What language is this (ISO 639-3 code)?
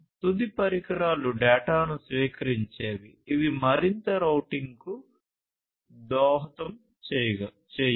tel